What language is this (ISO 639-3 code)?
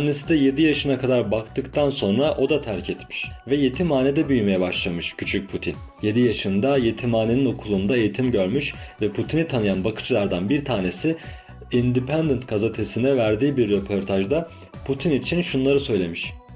tur